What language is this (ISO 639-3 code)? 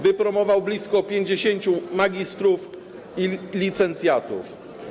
pol